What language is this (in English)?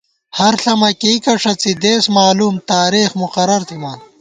Gawar-Bati